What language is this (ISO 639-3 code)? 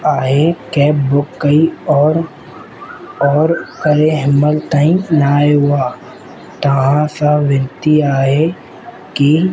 snd